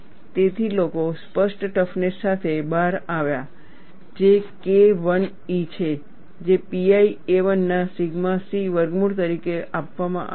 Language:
Gujarati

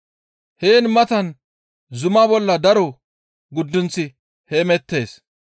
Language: Gamo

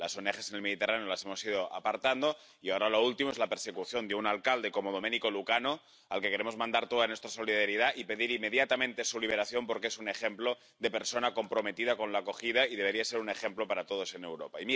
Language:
Spanish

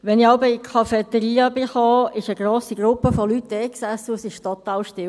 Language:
Swiss German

